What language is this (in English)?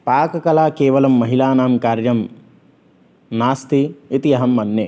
Sanskrit